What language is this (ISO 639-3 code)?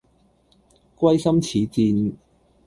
yue